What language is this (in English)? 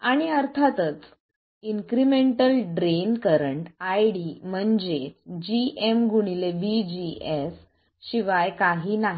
Marathi